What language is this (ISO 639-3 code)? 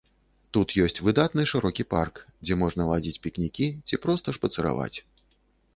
bel